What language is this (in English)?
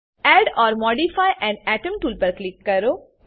Gujarati